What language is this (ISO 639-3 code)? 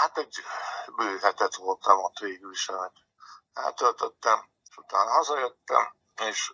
hun